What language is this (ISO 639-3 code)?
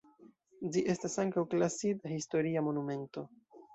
epo